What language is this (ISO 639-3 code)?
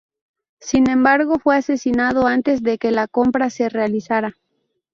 spa